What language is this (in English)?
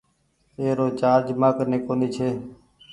Goaria